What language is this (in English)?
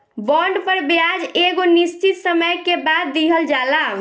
Bhojpuri